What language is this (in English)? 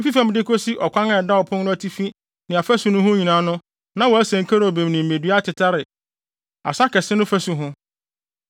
Akan